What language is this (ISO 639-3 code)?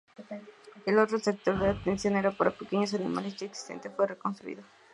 spa